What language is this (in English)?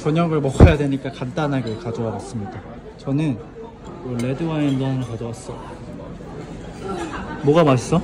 Korean